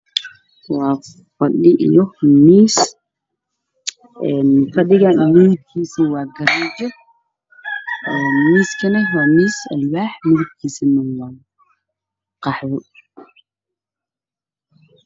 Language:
Somali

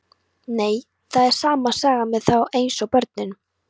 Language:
Icelandic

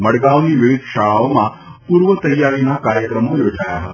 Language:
Gujarati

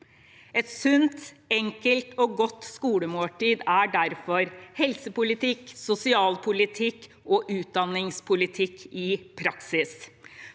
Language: Norwegian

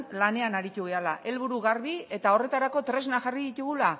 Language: Basque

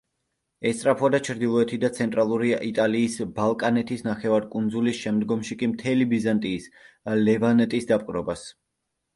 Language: Georgian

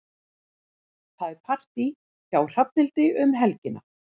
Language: Icelandic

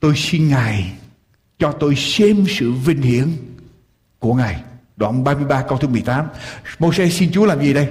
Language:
Vietnamese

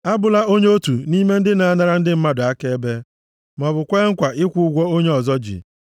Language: Igbo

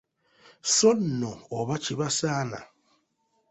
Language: Ganda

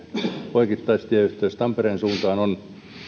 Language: Finnish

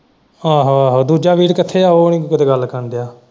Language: Punjabi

